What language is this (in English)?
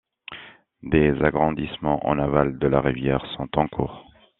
French